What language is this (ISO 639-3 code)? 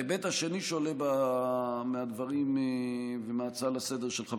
heb